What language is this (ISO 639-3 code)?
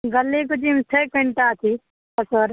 mai